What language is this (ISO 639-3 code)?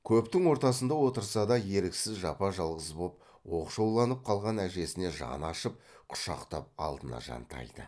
kaz